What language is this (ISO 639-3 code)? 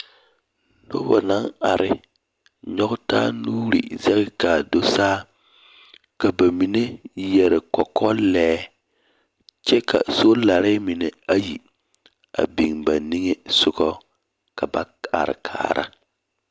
dga